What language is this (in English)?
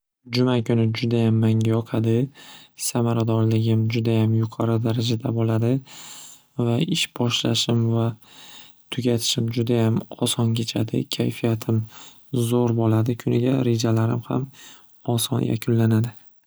Uzbek